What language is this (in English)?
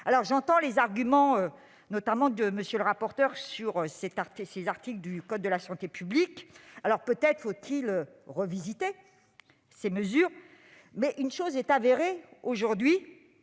French